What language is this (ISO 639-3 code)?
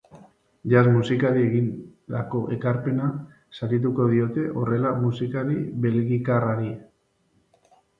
eus